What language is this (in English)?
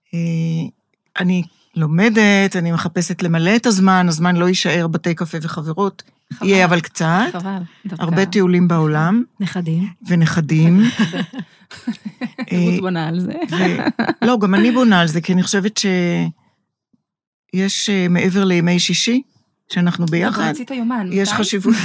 Hebrew